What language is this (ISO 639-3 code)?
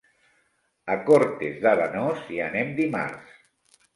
cat